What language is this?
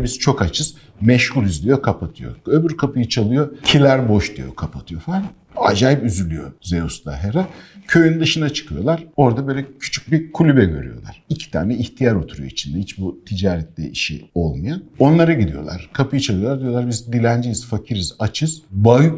Turkish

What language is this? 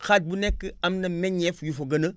Wolof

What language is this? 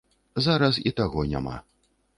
Belarusian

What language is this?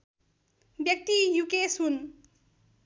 Nepali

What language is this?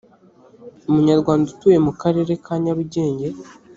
Kinyarwanda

